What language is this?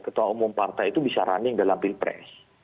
Indonesian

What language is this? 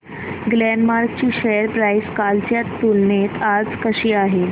Marathi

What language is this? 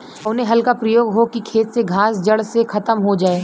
Bhojpuri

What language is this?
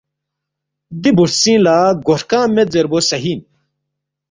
Balti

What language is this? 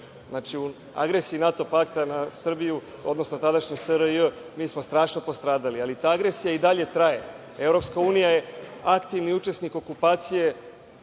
Serbian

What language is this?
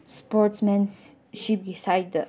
Manipuri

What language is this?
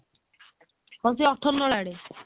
Odia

